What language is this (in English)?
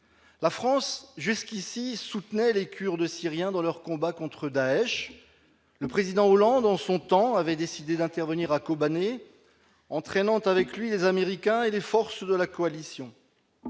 French